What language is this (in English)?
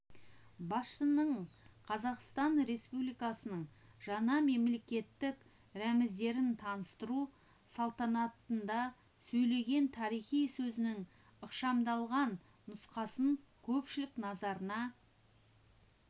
Kazakh